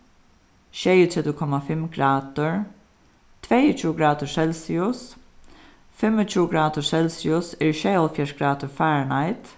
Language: Faroese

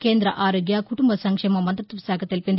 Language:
Telugu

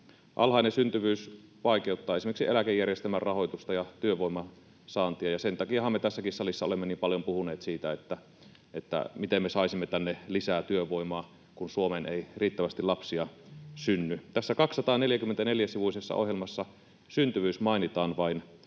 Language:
Finnish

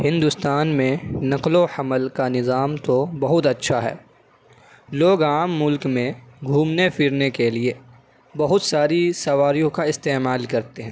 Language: Urdu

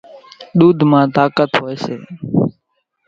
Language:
Kachi Koli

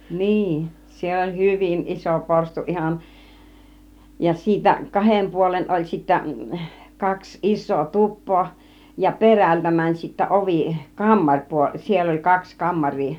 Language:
Finnish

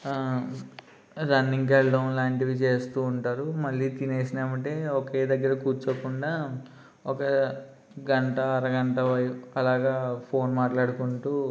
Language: Telugu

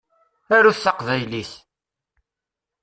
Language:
Kabyle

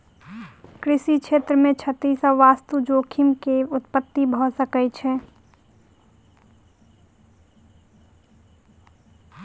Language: Maithili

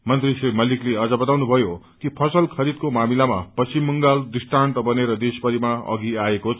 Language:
Nepali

